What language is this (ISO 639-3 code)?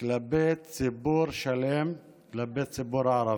heb